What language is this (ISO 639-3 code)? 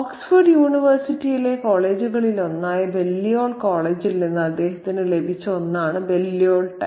mal